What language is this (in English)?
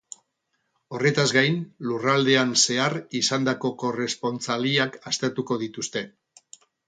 Basque